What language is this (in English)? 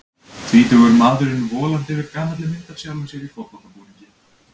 Icelandic